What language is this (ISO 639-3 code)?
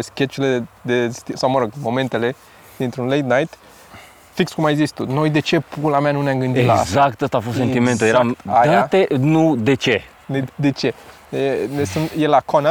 ron